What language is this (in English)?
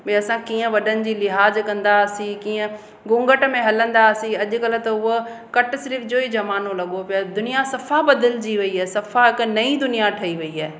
Sindhi